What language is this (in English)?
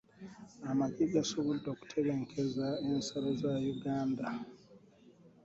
Ganda